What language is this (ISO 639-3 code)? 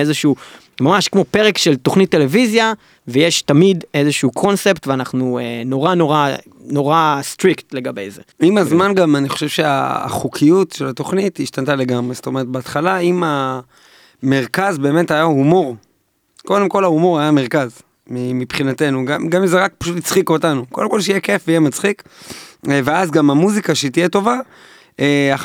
heb